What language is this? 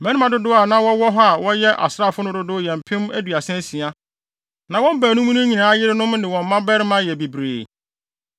Akan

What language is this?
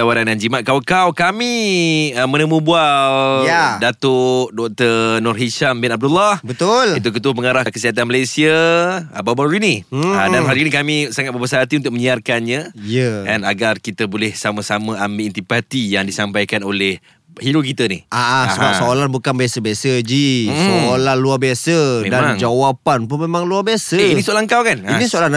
Malay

